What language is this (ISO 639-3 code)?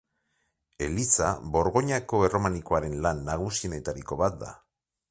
eus